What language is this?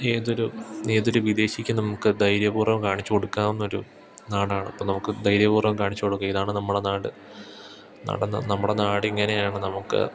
Malayalam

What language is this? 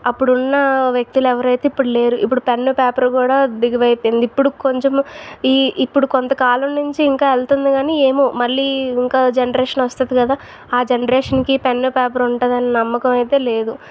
Telugu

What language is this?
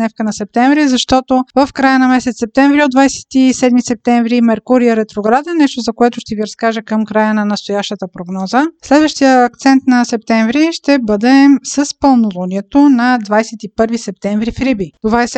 Bulgarian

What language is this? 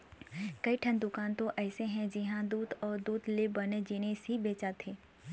Chhattisgarhi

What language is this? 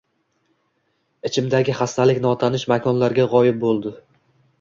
Uzbek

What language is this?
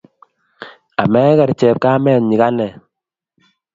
Kalenjin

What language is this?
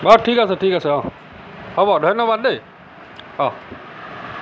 Assamese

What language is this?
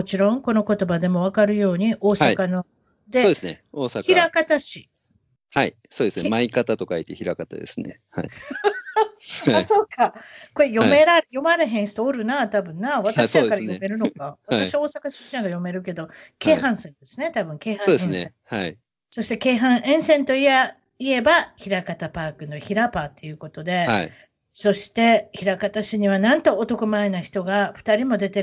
Japanese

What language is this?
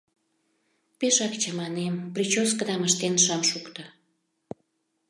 Mari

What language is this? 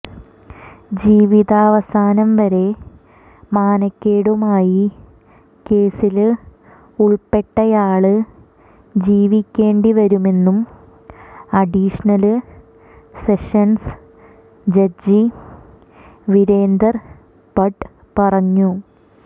Malayalam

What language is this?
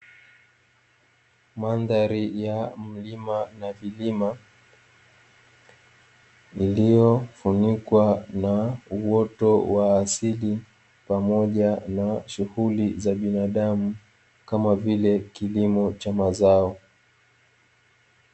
Swahili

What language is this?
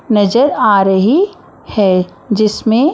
Hindi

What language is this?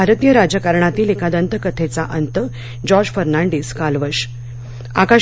Marathi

